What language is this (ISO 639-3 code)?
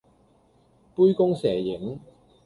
yue